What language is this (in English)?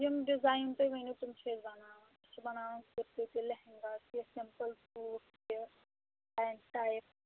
Kashmiri